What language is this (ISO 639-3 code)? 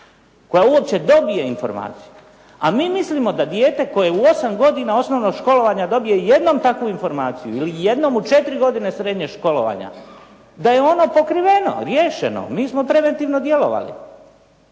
hrv